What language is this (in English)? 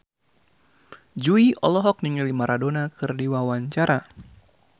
Sundanese